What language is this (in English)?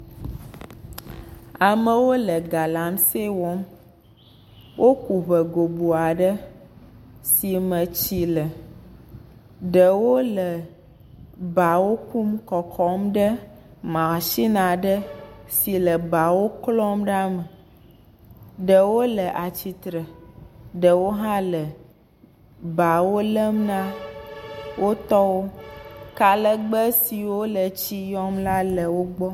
Ewe